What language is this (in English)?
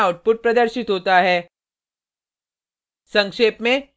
Hindi